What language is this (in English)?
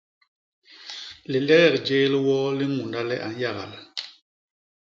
Basaa